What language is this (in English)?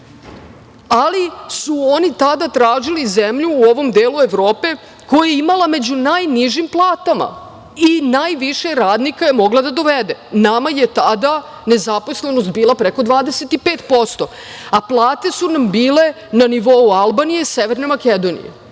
Serbian